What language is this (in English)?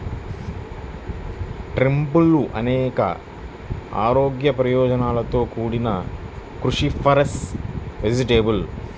Telugu